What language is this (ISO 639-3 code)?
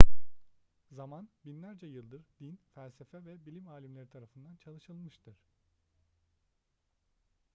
tur